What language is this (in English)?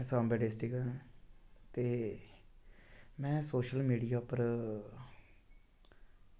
Dogri